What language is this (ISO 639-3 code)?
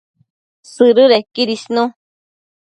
mcf